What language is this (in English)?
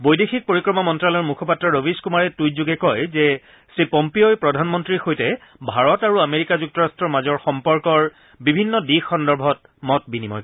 Assamese